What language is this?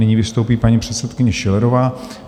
Czech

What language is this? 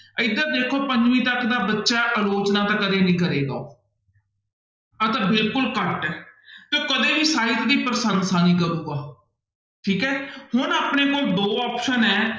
Punjabi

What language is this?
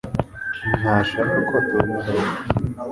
Kinyarwanda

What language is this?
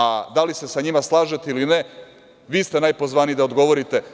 Serbian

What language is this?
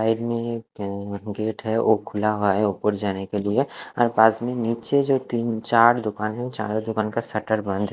Hindi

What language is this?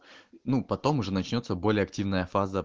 Russian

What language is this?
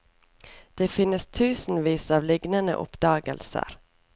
Norwegian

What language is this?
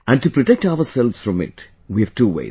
English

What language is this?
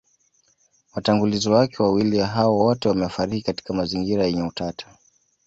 Swahili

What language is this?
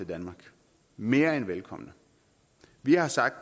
Danish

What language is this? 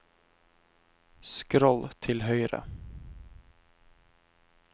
Norwegian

